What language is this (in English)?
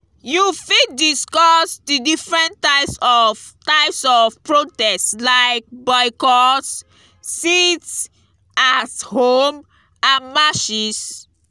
Nigerian Pidgin